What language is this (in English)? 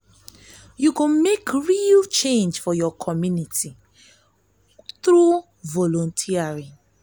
Nigerian Pidgin